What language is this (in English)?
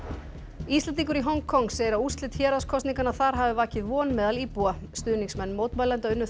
Icelandic